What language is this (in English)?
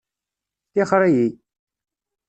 Kabyle